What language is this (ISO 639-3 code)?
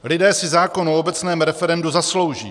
ces